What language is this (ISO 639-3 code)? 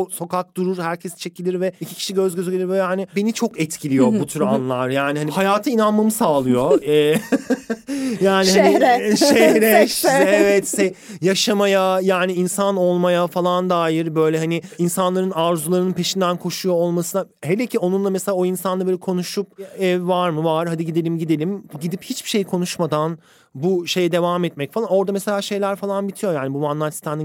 tur